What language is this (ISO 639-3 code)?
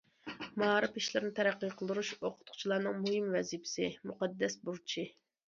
uig